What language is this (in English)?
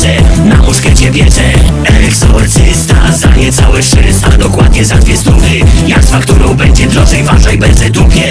Polish